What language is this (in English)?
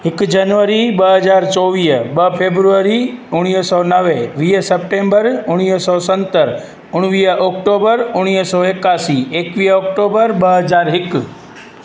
Sindhi